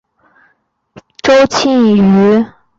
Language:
Chinese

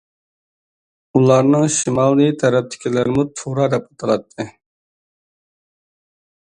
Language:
Uyghur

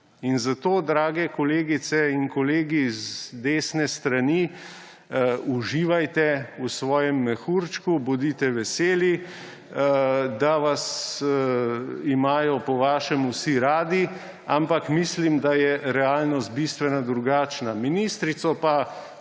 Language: Slovenian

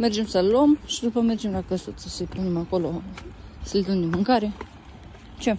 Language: Romanian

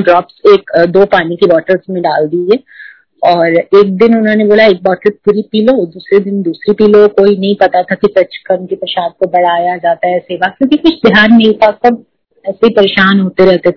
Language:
Hindi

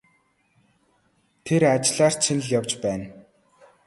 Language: Mongolian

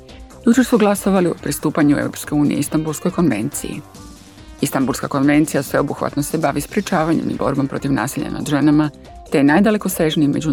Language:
Croatian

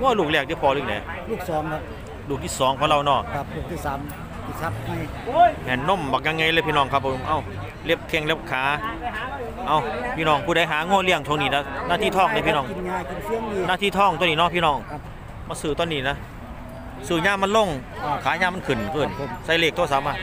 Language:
Thai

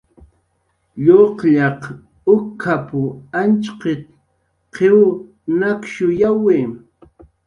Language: Jaqaru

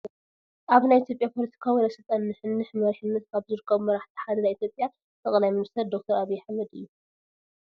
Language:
Tigrinya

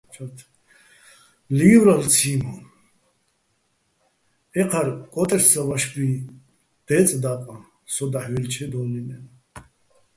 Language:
Bats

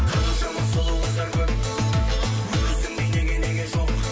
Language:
Kazakh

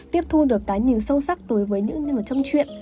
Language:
Vietnamese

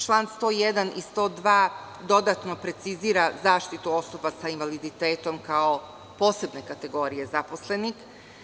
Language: Serbian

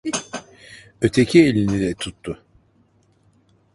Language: Turkish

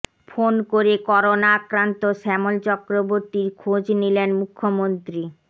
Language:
Bangla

